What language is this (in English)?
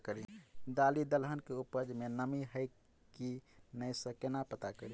Maithili